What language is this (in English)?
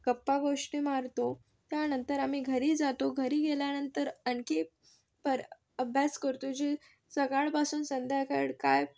Marathi